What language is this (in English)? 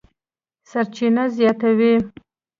Pashto